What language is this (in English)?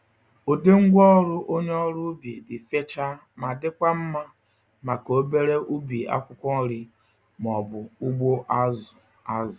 Igbo